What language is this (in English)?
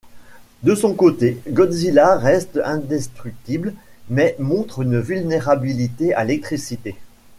French